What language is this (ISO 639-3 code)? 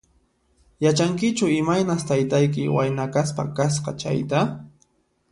qxp